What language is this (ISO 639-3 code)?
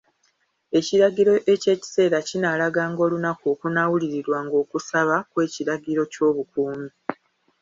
lug